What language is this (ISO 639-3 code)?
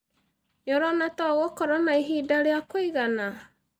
kik